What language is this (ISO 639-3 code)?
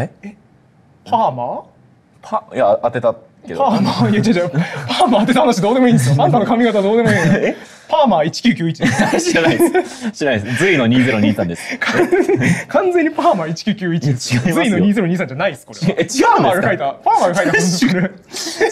jpn